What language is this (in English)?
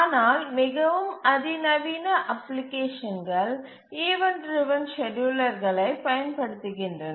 Tamil